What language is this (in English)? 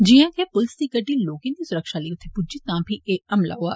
Dogri